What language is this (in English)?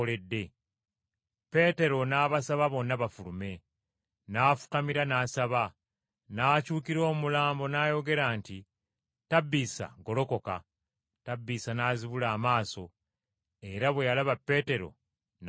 Ganda